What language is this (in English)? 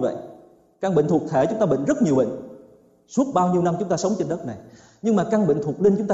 Vietnamese